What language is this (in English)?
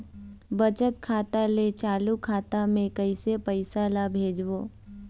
Chhattisgarhi